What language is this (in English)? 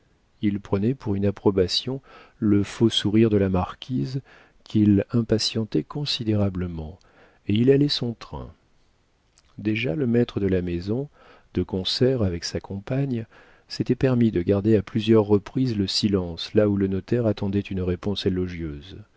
French